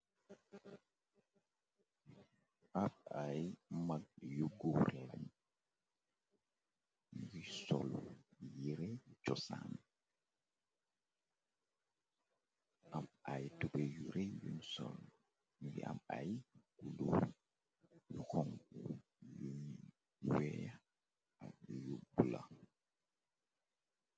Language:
Wolof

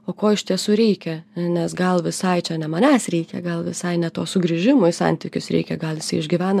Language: Lithuanian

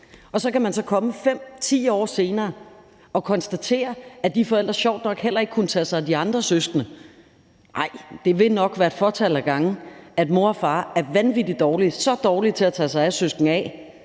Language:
Danish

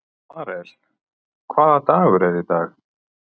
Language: Icelandic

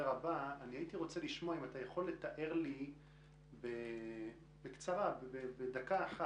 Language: Hebrew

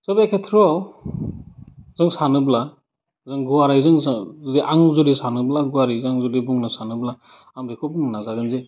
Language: Bodo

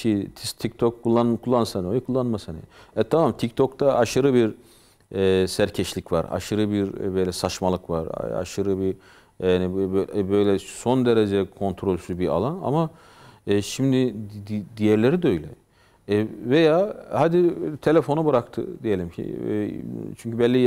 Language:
Turkish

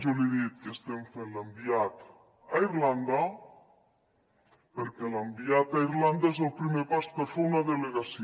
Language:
Catalan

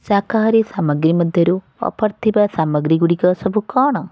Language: Odia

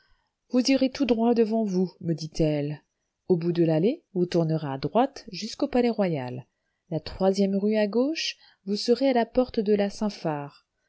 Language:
French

